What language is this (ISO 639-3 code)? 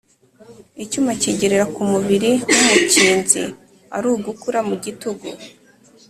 kin